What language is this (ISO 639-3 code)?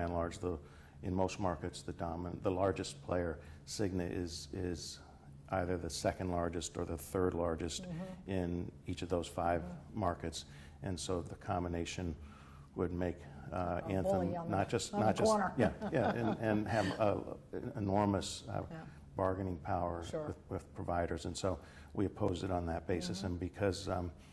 eng